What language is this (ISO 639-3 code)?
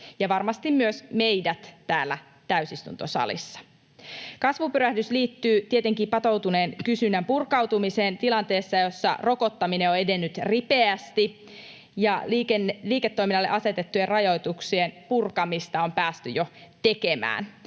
fin